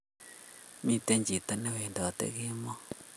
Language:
Kalenjin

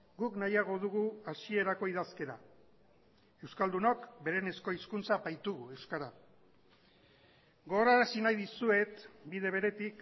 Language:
Basque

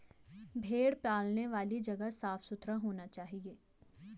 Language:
Hindi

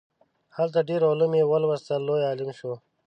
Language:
Pashto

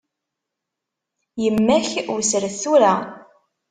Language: Kabyle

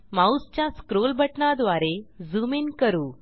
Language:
Marathi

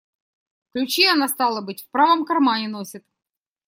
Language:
Russian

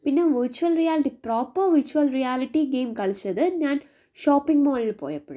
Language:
Malayalam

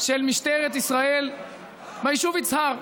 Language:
Hebrew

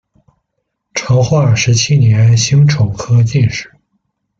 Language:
Chinese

